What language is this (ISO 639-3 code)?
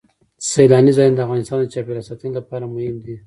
pus